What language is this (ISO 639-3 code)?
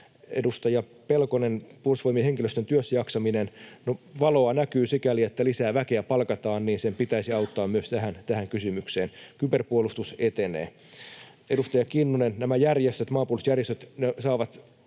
fin